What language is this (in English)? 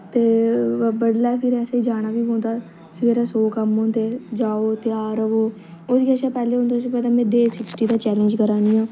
Dogri